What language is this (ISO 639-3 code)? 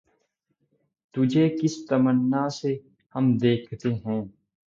urd